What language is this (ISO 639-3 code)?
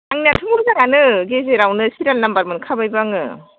brx